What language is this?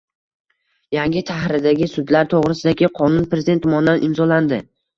Uzbek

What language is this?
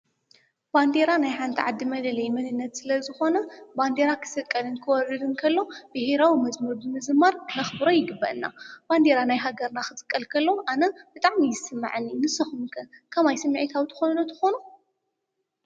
Tigrinya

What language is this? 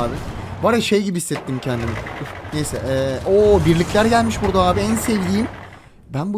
Turkish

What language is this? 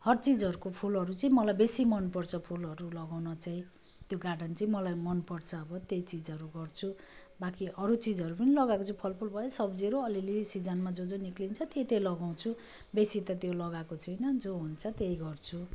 Nepali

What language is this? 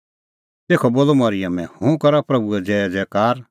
Kullu Pahari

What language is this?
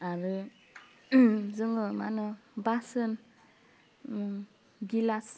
Bodo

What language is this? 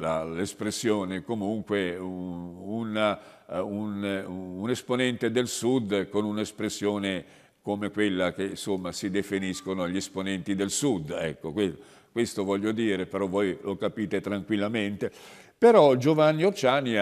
Italian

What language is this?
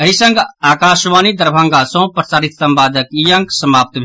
Maithili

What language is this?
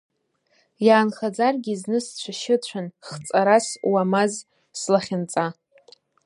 Abkhazian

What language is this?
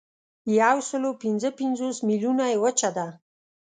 Pashto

